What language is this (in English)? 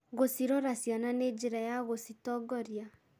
Kikuyu